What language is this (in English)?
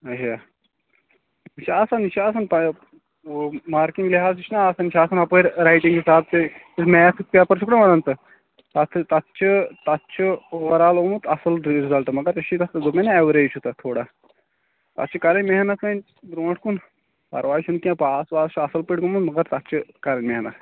Kashmiri